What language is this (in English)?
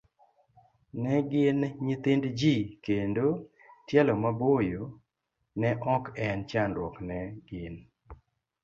Luo (Kenya and Tanzania)